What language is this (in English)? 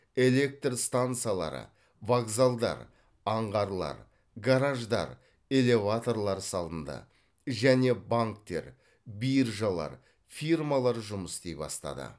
Kazakh